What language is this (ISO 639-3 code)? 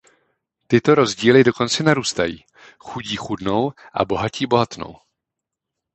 ces